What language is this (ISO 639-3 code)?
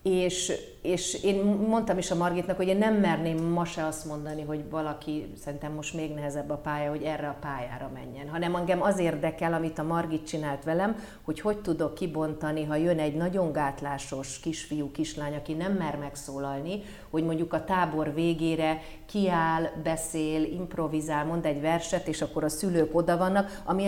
hun